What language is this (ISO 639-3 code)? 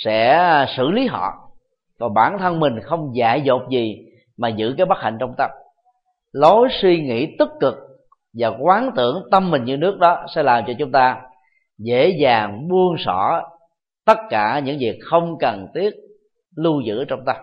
vie